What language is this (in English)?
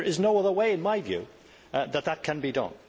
English